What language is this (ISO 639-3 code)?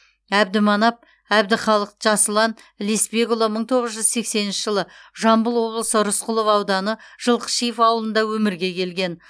kaz